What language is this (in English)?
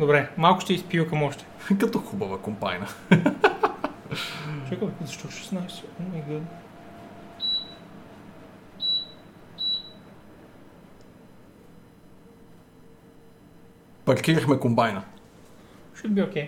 Bulgarian